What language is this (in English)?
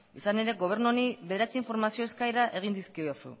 Basque